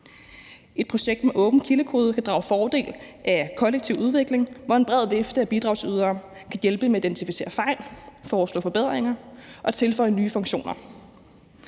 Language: Danish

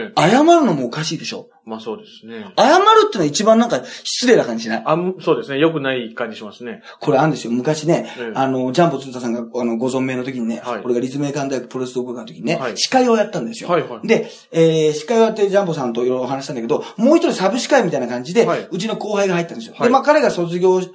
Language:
Japanese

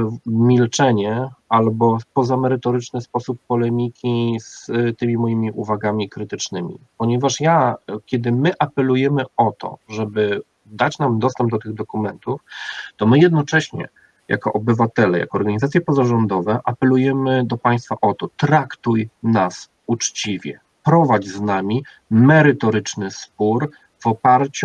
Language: Polish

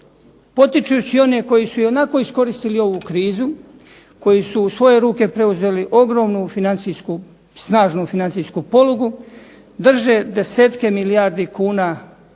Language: Croatian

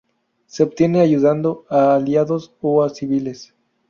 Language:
Spanish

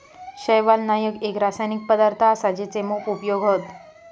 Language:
Marathi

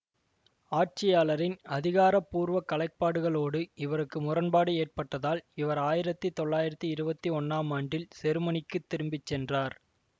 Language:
Tamil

